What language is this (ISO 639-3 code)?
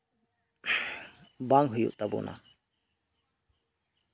sat